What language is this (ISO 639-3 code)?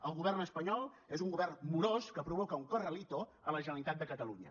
cat